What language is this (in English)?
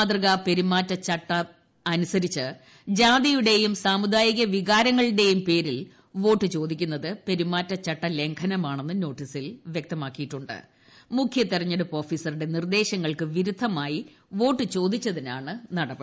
Malayalam